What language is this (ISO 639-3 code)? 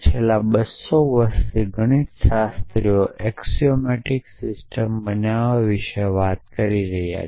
guj